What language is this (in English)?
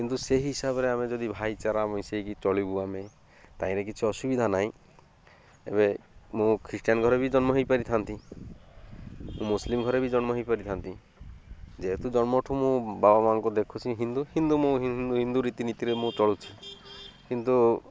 Odia